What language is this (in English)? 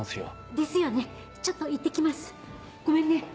Japanese